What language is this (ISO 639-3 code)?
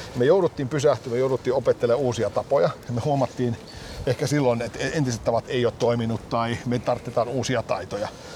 fin